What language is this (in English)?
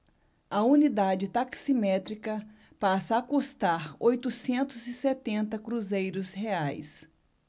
Portuguese